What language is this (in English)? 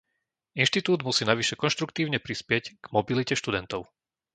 Slovak